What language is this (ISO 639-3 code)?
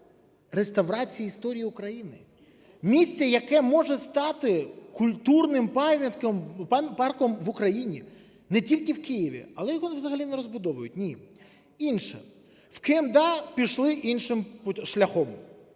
ukr